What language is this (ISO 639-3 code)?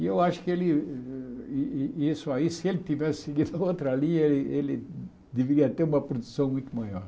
por